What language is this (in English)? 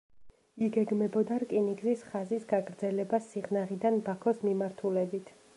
Georgian